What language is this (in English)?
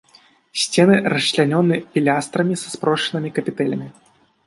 Belarusian